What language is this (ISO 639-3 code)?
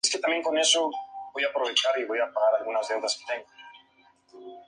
spa